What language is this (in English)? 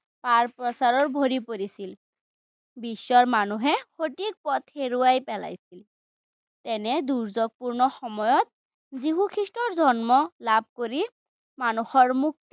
Assamese